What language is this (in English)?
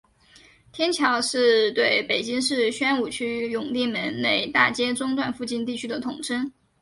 Chinese